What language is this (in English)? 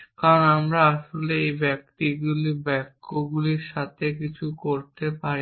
Bangla